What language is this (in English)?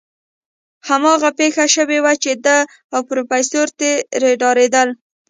Pashto